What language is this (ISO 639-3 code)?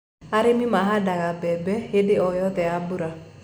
kik